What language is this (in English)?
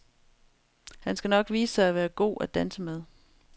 Danish